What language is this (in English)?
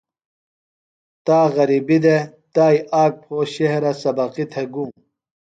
Phalura